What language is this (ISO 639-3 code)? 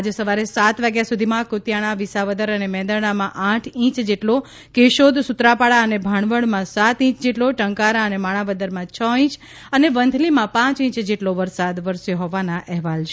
guj